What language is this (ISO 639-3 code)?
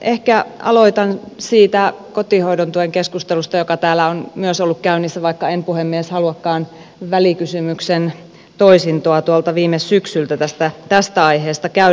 fin